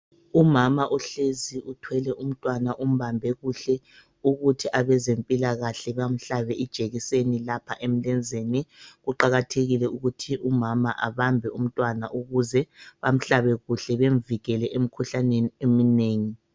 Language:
North Ndebele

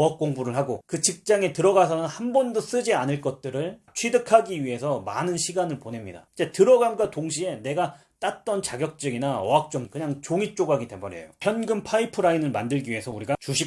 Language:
Korean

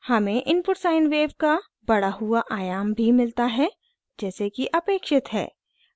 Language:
Hindi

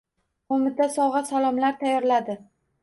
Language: Uzbek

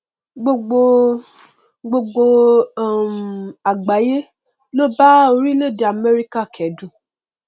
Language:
Yoruba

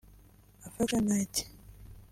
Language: Kinyarwanda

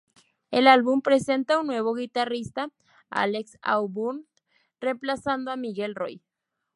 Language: Spanish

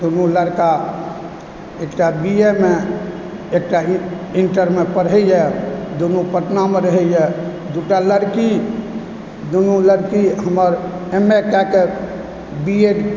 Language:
Maithili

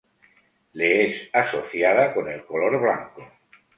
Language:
Spanish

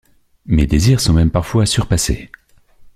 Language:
French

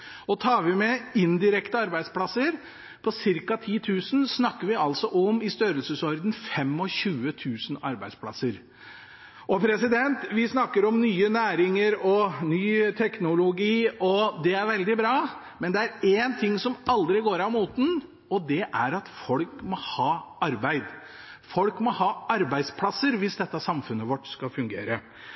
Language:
Norwegian Bokmål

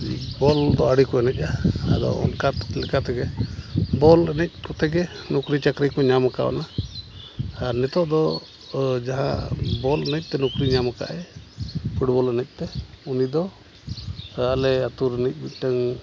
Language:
Santali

